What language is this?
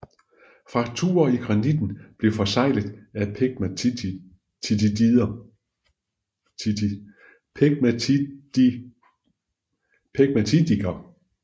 Danish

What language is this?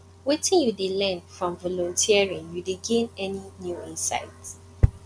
Nigerian Pidgin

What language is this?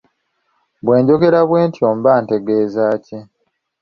Ganda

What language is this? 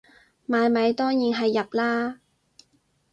Cantonese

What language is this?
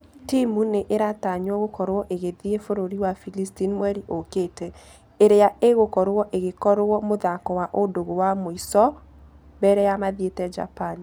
Kikuyu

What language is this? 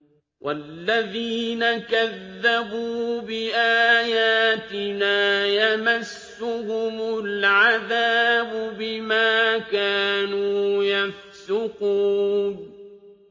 Arabic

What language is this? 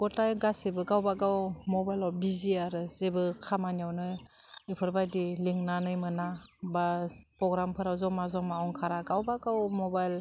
Bodo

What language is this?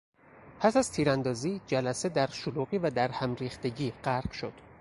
Persian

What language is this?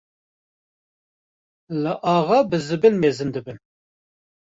Kurdish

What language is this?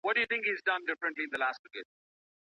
Pashto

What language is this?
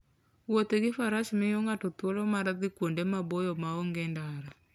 Luo (Kenya and Tanzania)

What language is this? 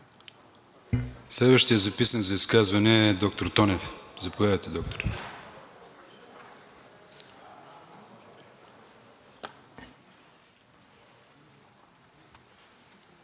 Bulgarian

